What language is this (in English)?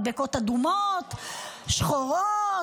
Hebrew